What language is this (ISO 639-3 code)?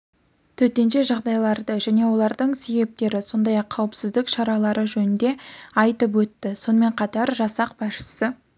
kaz